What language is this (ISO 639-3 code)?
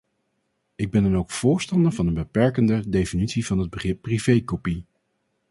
nld